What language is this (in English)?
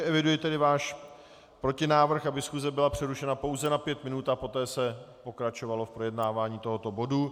Czech